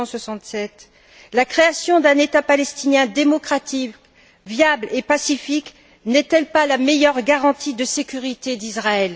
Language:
French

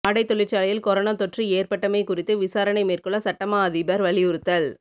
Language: Tamil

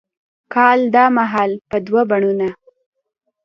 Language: Pashto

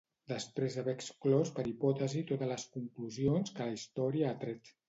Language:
Catalan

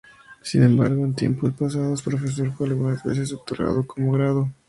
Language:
Spanish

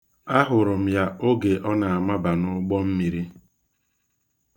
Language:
Igbo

